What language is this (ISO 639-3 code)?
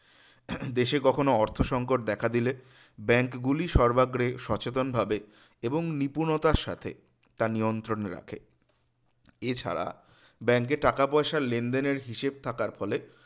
ben